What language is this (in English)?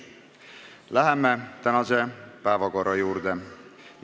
Estonian